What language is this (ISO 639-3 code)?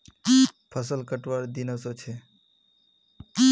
mag